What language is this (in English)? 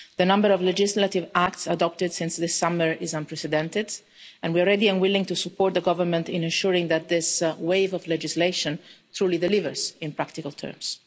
English